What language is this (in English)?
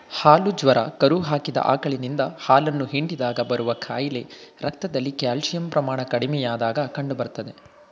Kannada